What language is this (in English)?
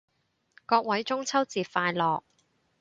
Cantonese